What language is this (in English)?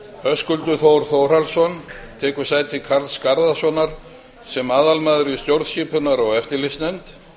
Icelandic